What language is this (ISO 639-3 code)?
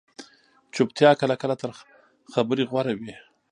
pus